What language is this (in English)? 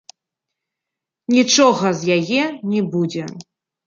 Belarusian